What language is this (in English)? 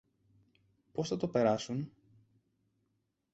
Greek